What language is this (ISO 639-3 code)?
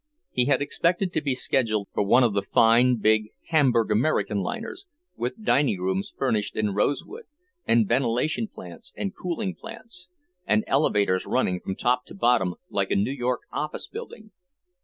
eng